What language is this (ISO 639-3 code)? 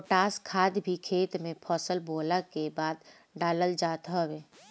bho